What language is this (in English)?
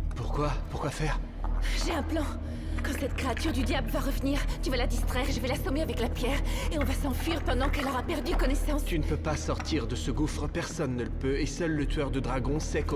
French